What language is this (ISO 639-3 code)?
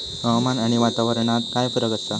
mar